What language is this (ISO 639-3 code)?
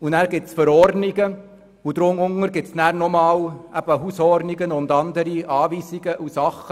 gsw